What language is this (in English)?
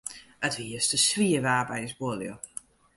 Western Frisian